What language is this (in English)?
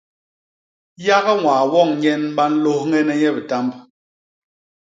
Basaa